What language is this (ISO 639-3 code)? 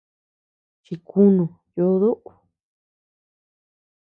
cux